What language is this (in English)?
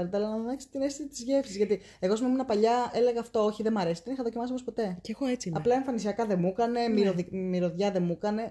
Greek